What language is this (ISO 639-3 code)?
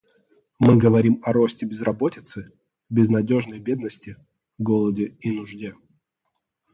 rus